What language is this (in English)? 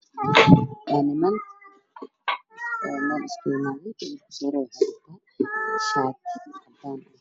Somali